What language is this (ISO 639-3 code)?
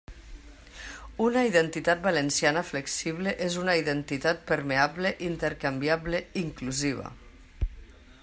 cat